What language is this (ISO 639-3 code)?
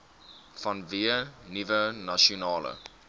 afr